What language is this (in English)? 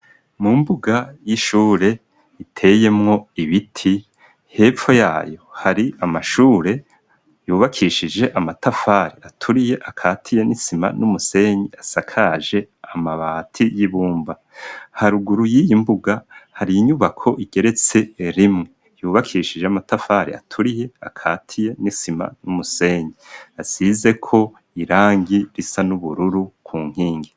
Rundi